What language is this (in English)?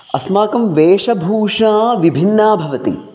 Sanskrit